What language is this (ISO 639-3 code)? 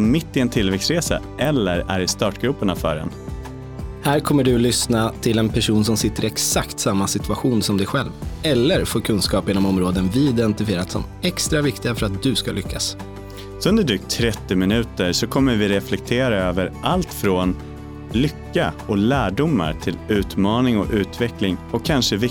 swe